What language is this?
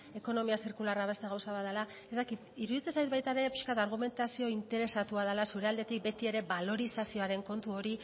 Basque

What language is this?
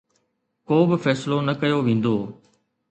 Sindhi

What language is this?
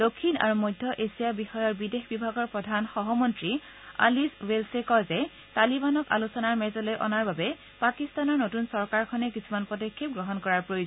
Assamese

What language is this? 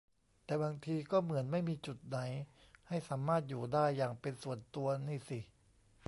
Thai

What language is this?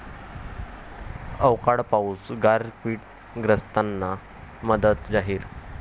Marathi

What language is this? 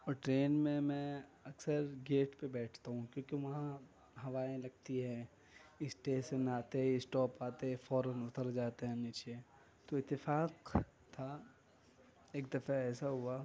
Urdu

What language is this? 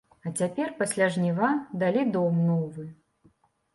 Belarusian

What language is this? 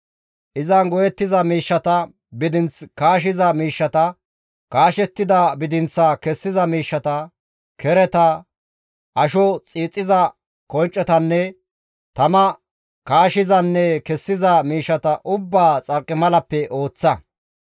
Gamo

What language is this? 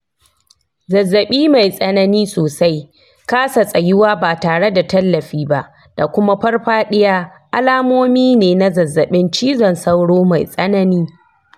Hausa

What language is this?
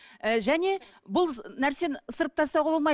Kazakh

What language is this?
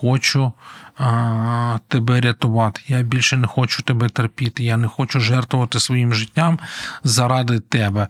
Ukrainian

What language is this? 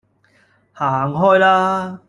Cantonese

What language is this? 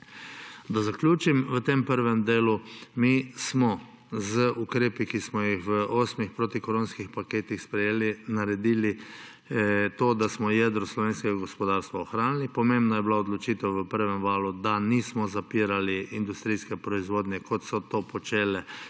Slovenian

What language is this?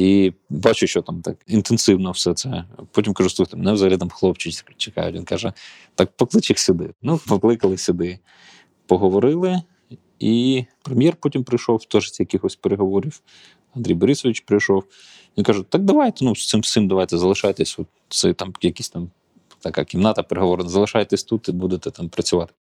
Ukrainian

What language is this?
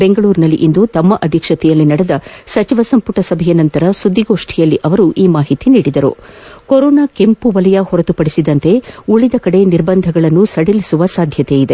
Kannada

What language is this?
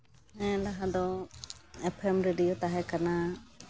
Santali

